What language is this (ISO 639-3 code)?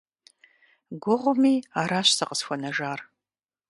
kbd